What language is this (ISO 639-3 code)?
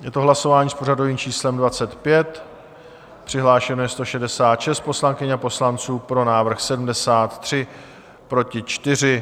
ces